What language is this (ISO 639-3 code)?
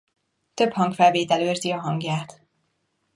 hun